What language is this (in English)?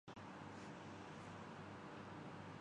Urdu